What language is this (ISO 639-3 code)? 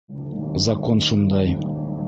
bak